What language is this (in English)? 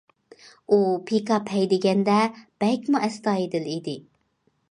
Uyghur